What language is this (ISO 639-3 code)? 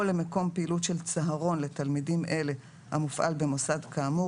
heb